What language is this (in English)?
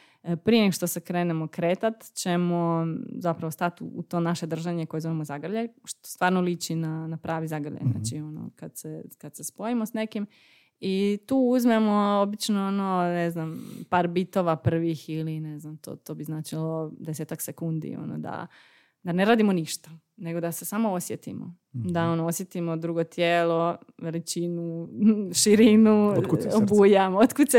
Croatian